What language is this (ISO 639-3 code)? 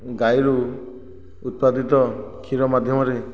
ori